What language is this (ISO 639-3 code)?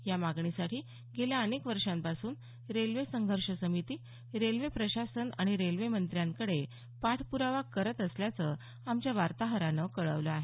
mar